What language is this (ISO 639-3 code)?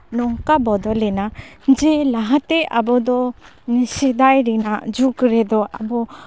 sat